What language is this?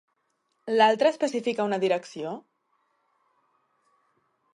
Catalan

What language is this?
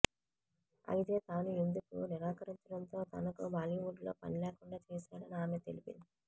Telugu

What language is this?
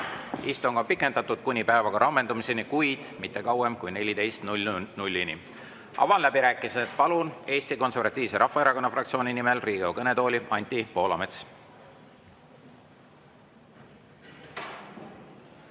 Estonian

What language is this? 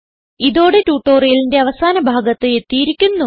Malayalam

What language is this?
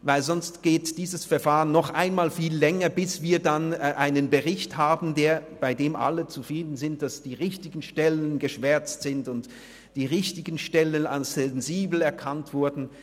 Swiss German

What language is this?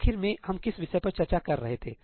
Hindi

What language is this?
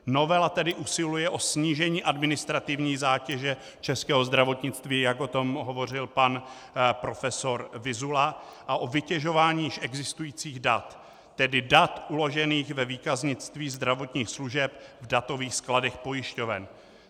Czech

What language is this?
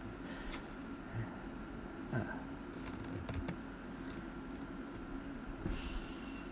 English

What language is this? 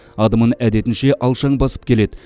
Kazakh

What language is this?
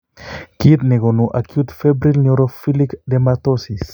Kalenjin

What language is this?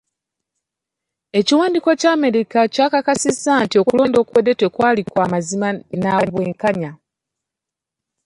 Ganda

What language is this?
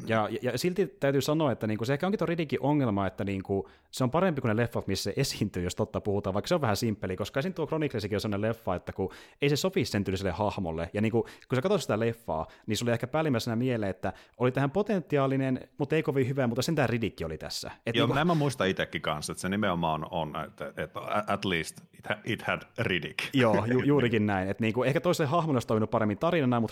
Finnish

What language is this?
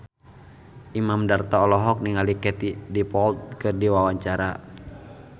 Sundanese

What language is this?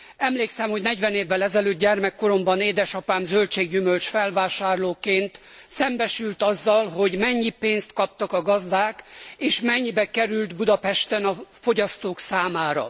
Hungarian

